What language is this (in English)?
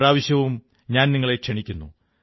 Malayalam